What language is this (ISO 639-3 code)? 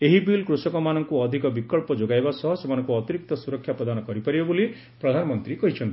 ori